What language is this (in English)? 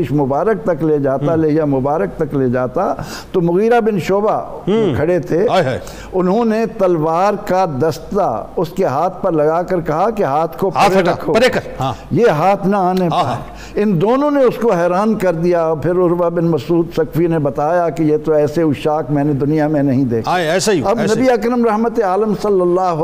Urdu